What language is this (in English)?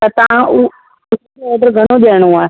Sindhi